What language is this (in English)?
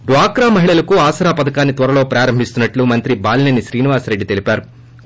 Telugu